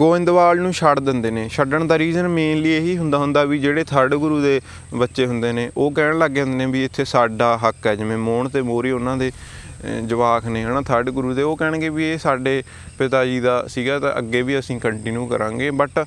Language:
Punjabi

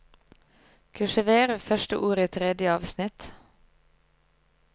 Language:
Norwegian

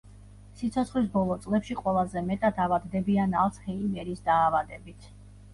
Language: Georgian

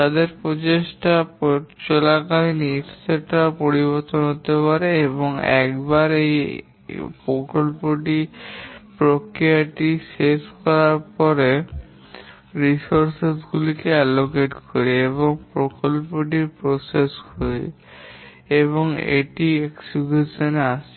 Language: Bangla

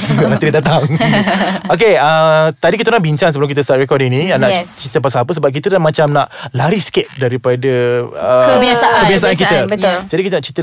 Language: Malay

